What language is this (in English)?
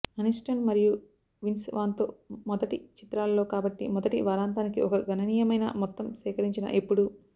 Telugu